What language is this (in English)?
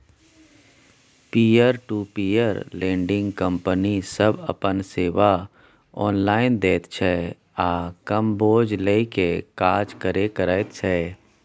Maithili